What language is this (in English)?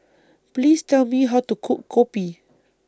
English